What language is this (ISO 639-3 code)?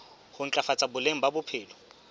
sot